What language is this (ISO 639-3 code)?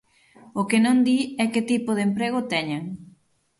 glg